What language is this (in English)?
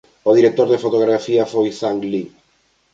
Galician